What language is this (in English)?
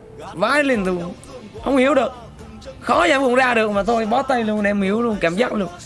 Vietnamese